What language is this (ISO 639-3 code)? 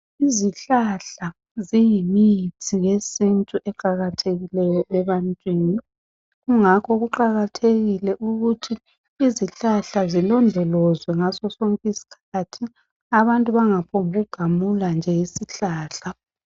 nde